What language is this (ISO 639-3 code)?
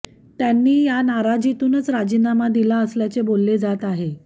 mar